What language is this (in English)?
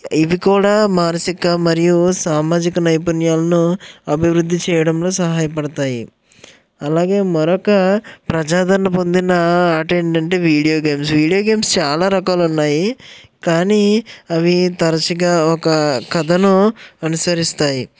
Telugu